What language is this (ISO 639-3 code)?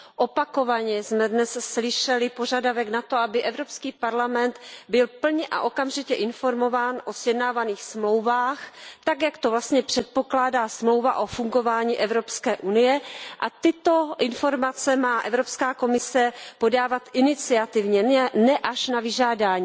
ces